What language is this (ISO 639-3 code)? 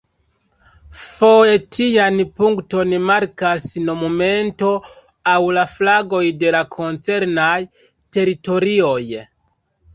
epo